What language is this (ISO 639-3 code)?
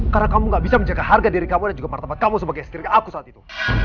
ind